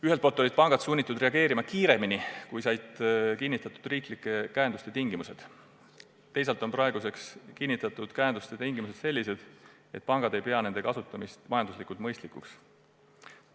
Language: Estonian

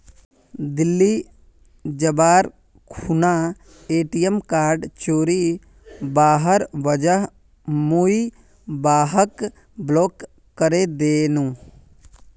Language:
Magahi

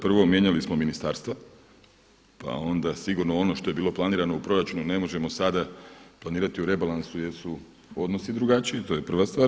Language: Croatian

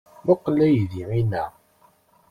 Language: Kabyle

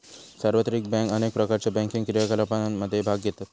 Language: Marathi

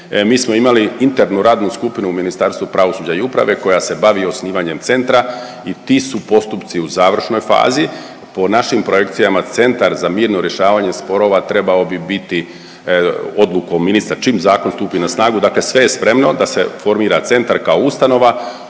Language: Croatian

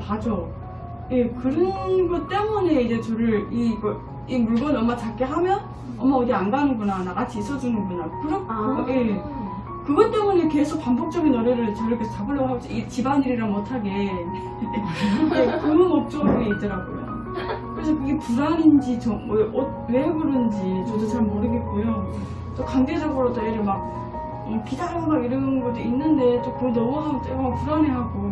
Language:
Korean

